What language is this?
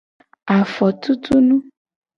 Gen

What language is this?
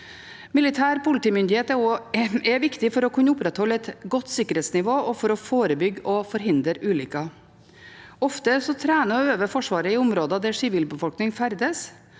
Norwegian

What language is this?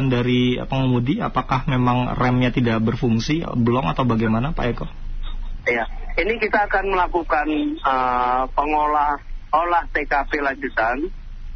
Indonesian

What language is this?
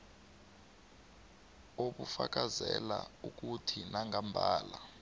South Ndebele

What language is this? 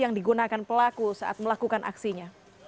Indonesian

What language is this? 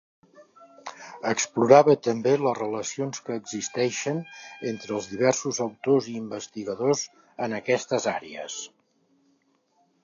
Catalan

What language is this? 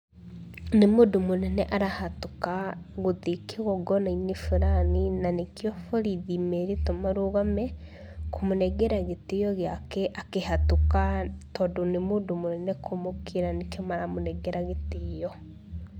Kikuyu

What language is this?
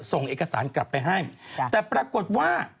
Thai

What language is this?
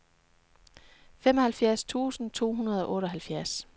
Danish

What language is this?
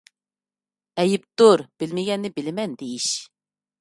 Uyghur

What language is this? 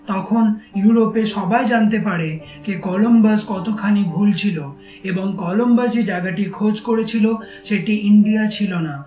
Bangla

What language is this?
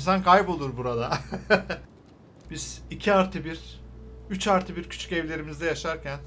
Turkish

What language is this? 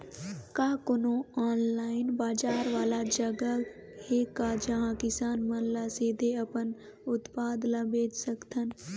Chhattisgarhi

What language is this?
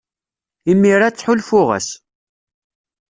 Kabyle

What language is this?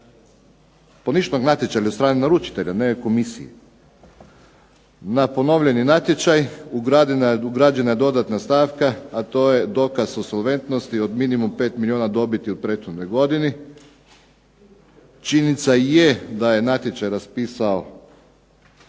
Croatian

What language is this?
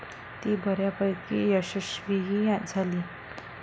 Marathi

